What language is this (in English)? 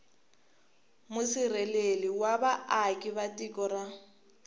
Tsonga